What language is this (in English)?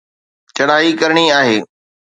Sindhi